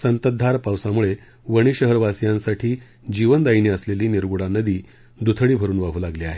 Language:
Marathi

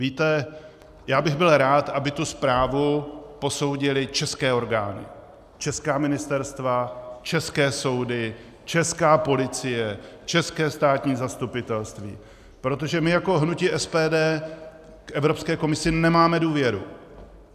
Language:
Czech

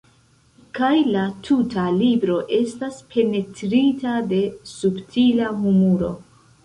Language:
Esperanto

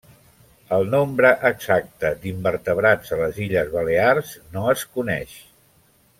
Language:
Catalan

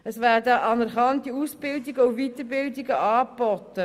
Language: Swiss German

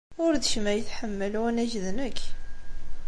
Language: Kabyle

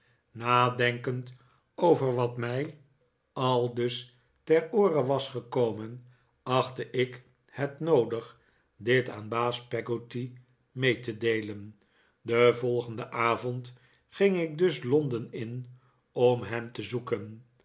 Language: Dutch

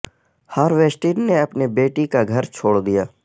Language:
Urdu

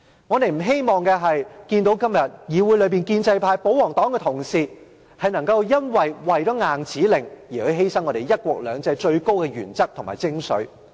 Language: Cantonese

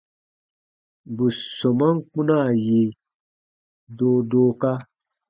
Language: Baatonum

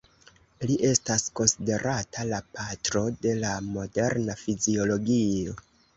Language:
Esperanto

